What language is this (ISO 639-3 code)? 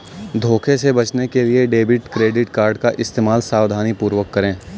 hin